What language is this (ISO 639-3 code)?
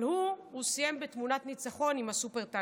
heb